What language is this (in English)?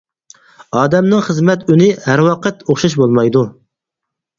Uyghur